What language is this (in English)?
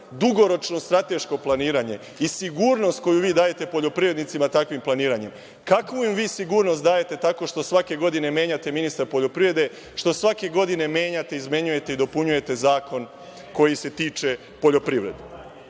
Serbian